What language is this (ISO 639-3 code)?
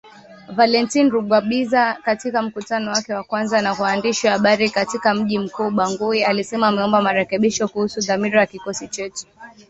swa